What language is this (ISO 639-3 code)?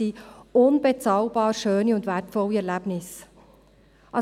gsw